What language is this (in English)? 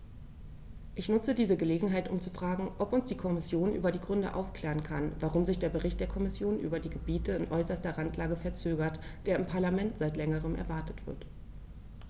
German